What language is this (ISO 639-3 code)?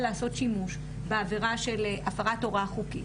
heb